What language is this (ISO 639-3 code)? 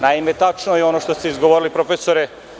srp